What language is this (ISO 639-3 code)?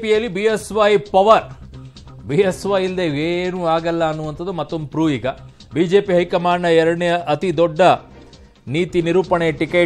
hin